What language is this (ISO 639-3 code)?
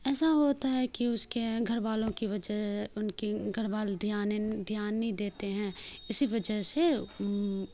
urd